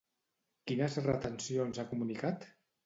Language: Catalan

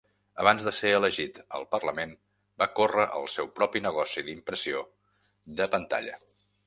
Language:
Catalan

